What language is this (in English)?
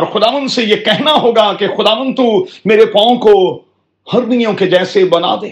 Urdu